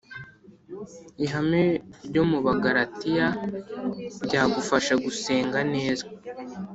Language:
Kinyarwanda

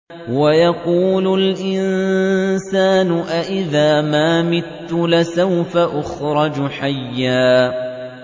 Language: Arabic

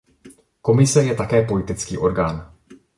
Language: Czech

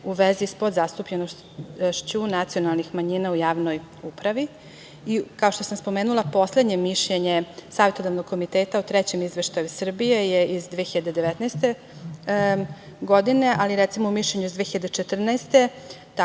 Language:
Serbian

